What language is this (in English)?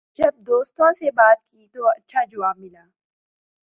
Urdu